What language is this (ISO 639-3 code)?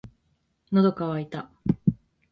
jpn